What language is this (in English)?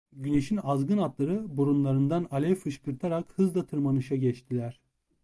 Turkish